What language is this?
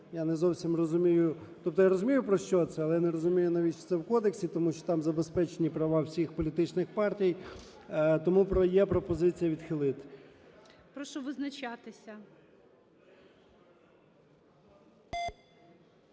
Ukrainian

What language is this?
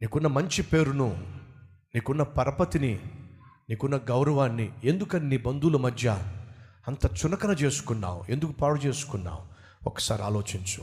Telugu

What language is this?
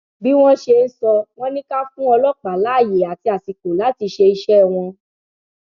Yoruba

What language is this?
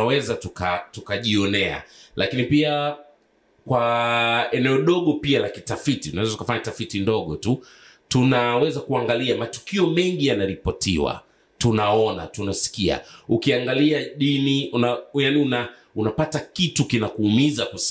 Swahili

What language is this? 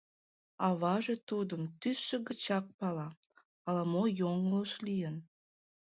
Mari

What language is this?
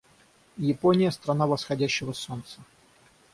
Russian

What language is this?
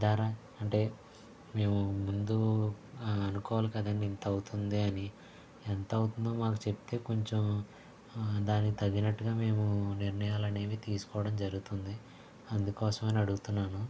Telugu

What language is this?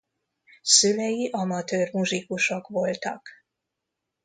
Hungarian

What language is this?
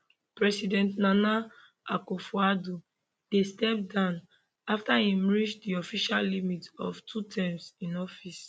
Nigerian Pidgin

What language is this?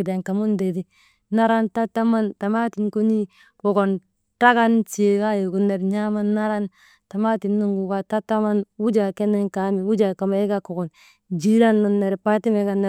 Maba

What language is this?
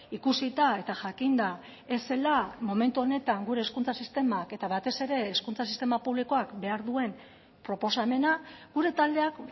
Basque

